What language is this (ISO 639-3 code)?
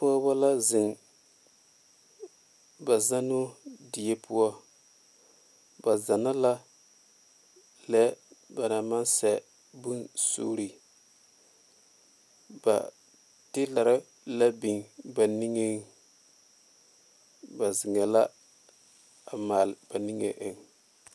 dga